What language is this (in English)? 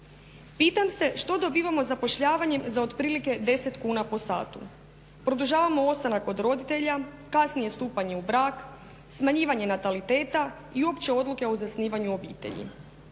Croatian